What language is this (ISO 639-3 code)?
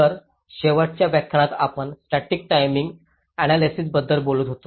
mar